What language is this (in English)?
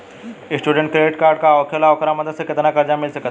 Bhojpuri